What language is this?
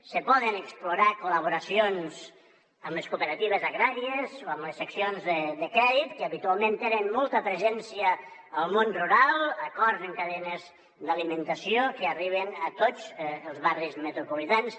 Catalan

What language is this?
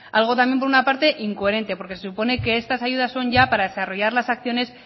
Spanish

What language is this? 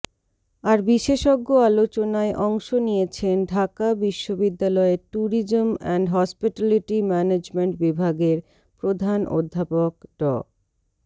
Bangla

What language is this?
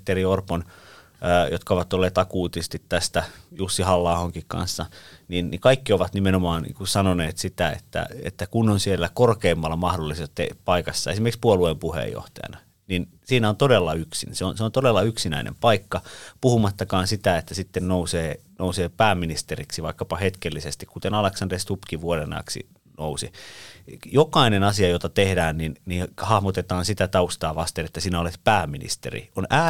Finnish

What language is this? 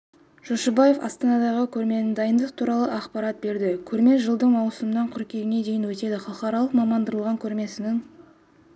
Kazakh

